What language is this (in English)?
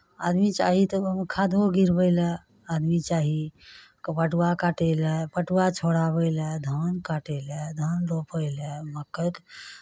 Maithili